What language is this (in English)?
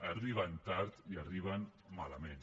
Catalan